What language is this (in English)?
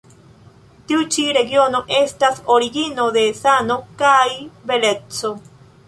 Esperanto